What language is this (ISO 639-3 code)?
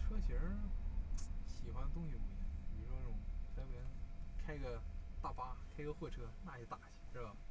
zho